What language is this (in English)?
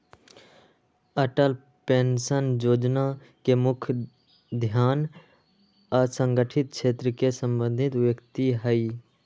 Magahi